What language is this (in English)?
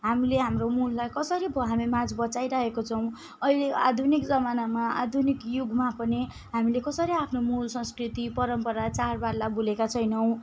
Nepali